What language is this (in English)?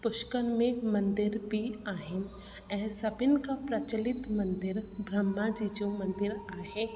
Sindhi